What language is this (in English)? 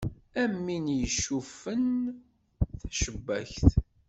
Kabyle